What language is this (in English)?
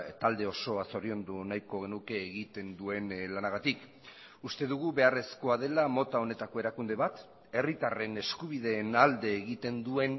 Basque